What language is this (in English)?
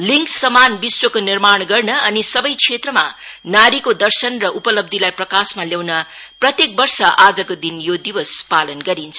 Nepali